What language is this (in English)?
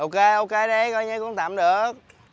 Vietnamese